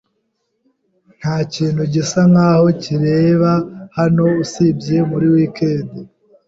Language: Kinyarwanda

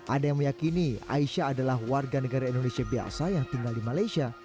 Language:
Indonesian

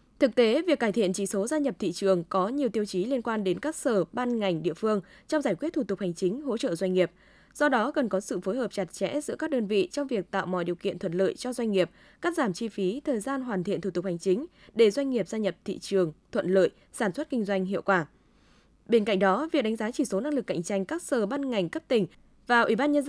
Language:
Vietnamese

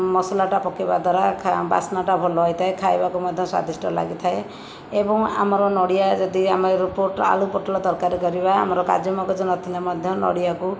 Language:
Odia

